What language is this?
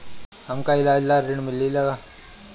Bhojpuri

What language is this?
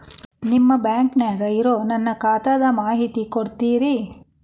Kannada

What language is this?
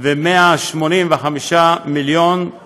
Hebrew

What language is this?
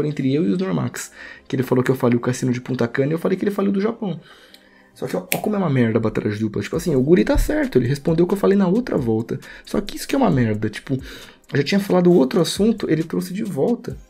Portuguese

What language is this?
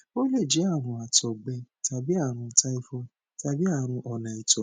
Yoruba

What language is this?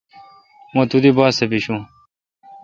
Kalkoti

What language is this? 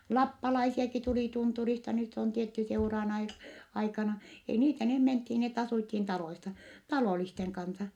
Finnish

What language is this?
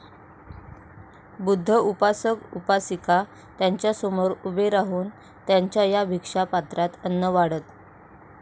Marathi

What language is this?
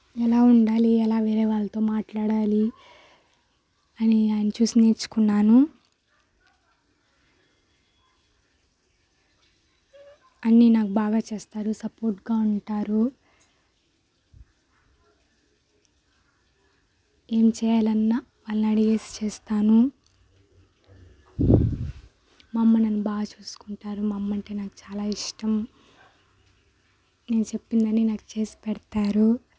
Telugu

